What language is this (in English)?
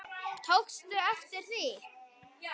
Icelandic